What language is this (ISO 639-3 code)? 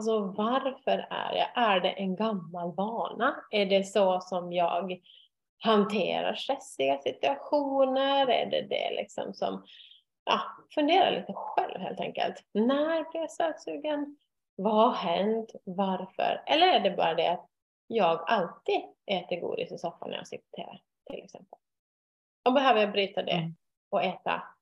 swe